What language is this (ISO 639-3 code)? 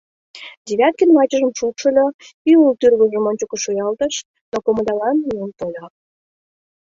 chm